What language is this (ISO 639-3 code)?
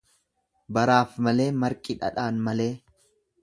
orm